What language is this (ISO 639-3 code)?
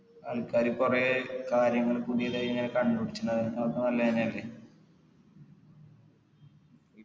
mal